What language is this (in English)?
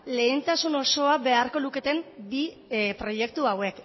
Basque